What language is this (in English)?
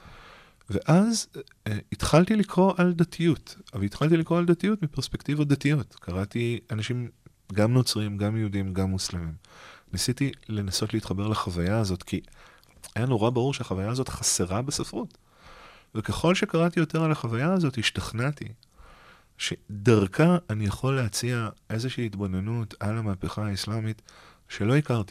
Hebrew